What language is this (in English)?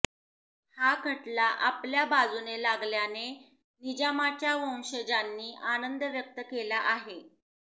Marathi